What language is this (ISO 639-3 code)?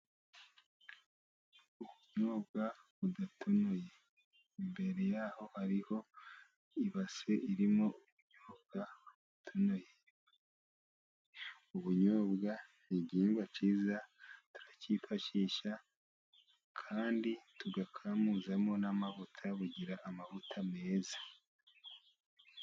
kin